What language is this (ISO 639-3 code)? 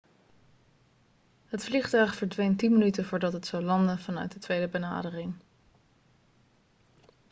nld